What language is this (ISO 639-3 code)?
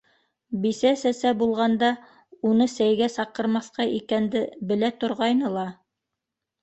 bak